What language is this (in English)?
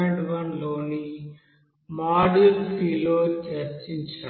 Telugu